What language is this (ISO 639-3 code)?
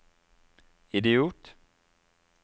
nor